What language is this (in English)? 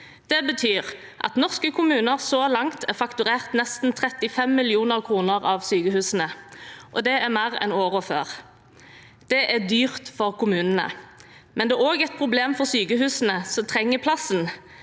Norwegian